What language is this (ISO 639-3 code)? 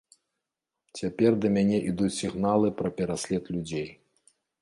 bel